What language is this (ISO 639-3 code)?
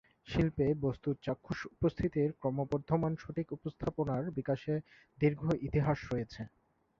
ben